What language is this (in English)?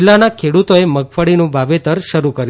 Gujarati